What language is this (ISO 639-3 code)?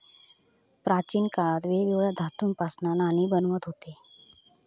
mar